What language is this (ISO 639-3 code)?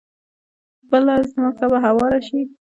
pus